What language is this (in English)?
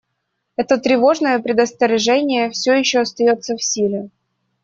Russian